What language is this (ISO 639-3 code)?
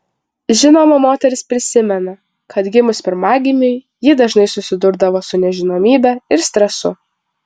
lit